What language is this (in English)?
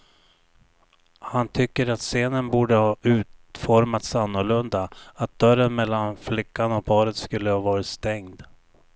Swedish